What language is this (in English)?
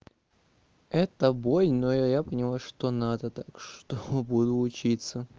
Russian